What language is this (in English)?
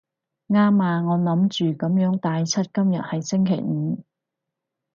Cantonese